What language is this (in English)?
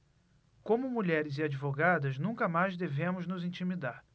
Portuguese